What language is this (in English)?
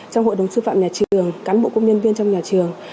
Vietnamese